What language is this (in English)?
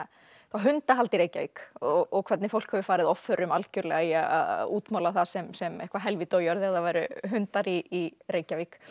Icelandic